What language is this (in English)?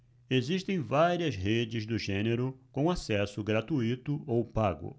Portuguese